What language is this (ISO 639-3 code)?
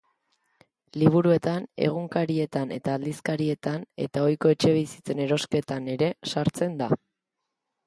eus